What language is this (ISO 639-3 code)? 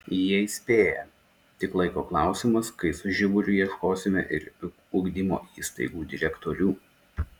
lit